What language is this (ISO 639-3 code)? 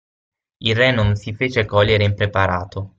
ita